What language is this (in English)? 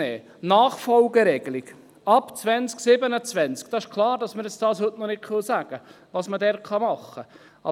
Swiss German